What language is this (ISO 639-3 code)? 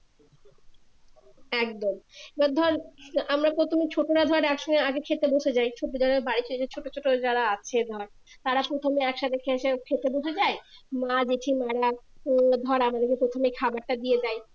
ben